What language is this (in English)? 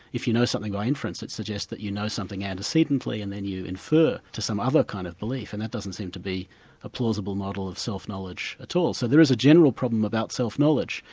English